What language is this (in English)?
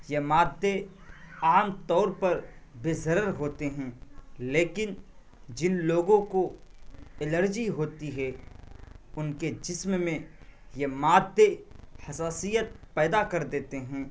Urdu